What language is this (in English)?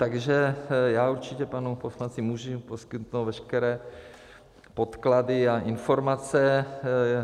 Czech